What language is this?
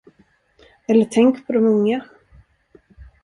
Swedish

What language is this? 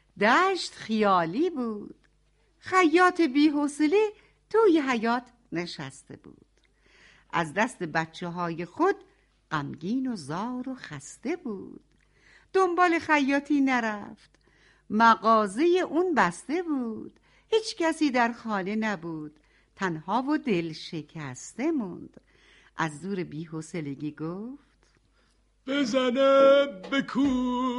Persian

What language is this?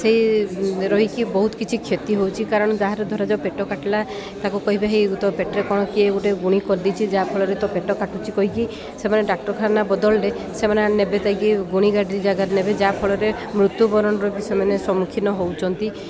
Odia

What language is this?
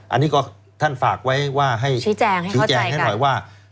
Thai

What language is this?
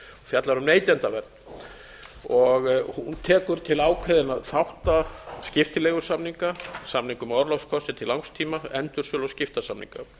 Icelandic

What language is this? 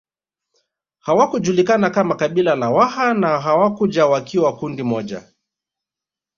Swahili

